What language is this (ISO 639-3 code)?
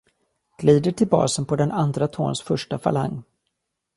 swe